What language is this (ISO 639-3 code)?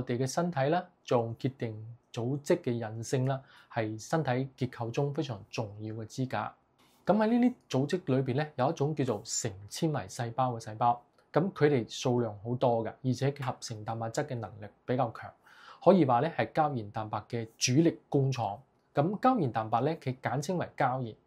zho